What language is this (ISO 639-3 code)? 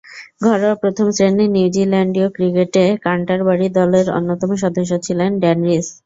ben